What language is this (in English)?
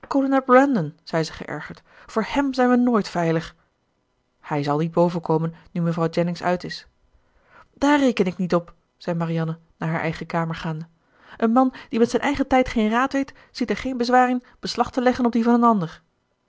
Dutch